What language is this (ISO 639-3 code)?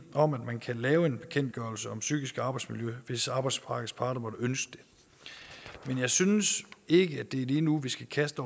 dan